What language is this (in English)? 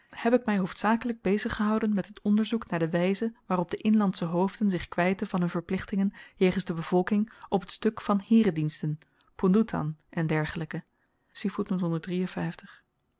Dutch